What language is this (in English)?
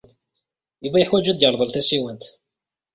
Kabyle